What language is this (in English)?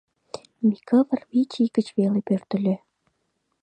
Mari